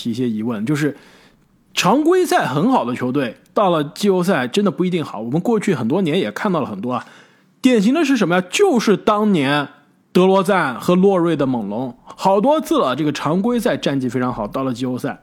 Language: Chinese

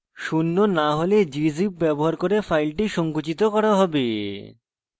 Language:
Bangla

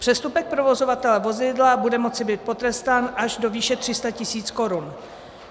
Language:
Czech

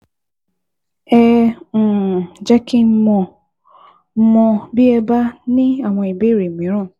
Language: Yoruba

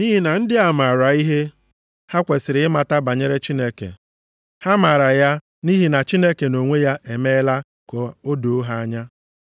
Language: Igbo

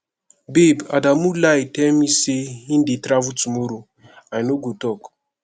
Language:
Nigerian Pidgin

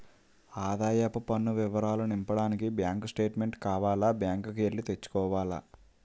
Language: Telugu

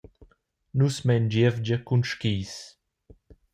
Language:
Romansh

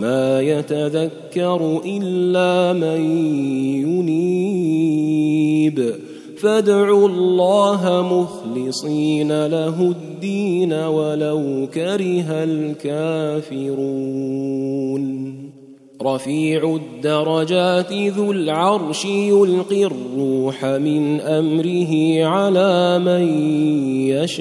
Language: Arabic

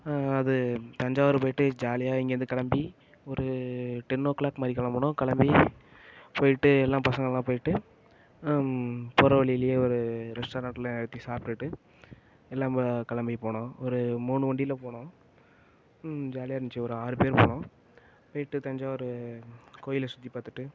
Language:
Tamil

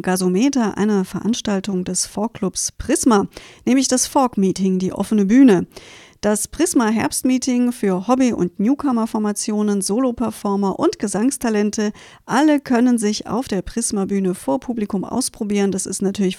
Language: German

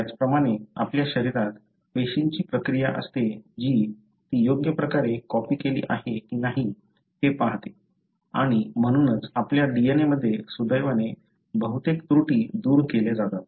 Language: Marathi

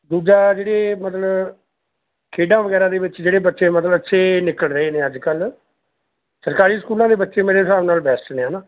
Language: Punjabi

